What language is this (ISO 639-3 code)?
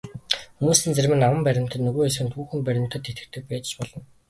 mon